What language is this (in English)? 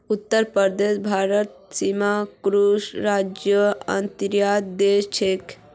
Magahi